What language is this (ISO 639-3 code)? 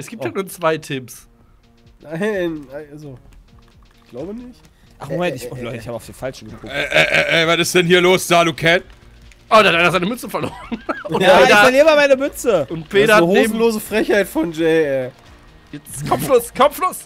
deu